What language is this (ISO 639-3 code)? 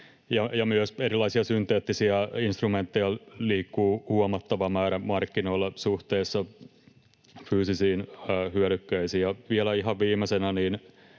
fin